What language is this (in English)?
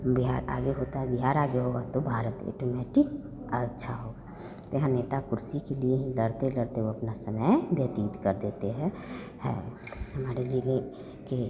Hindi